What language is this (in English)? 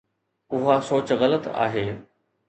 Sindhi